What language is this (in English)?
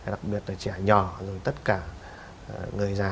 Vietnamese